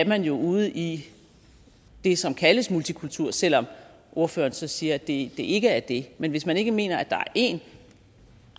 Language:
Danish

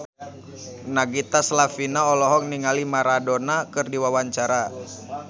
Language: Sundanese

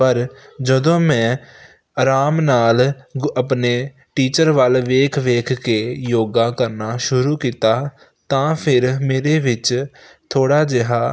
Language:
Punjabi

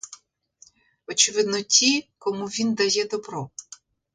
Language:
Ukrainian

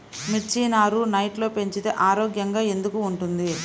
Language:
Telugu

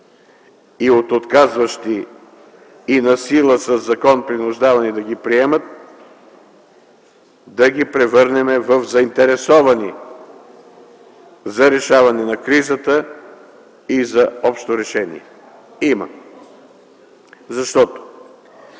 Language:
Bulgarian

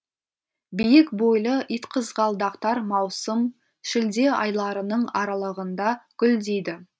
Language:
Kazakh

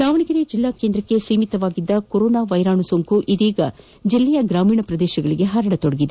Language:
Kannada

